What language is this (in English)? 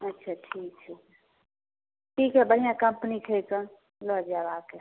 Maithili